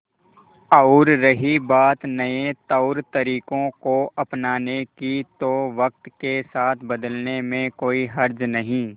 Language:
Hindi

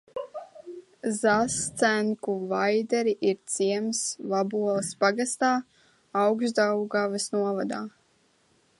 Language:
Latvian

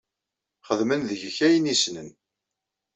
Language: Kabyle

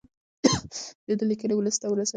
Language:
Pashto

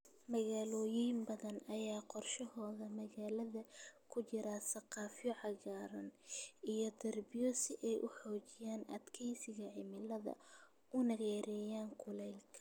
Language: Somali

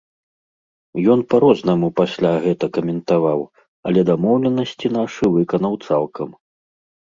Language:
Belarusian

